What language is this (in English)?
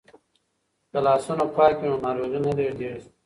Pashto